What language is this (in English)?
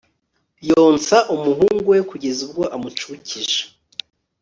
Kinyarwanda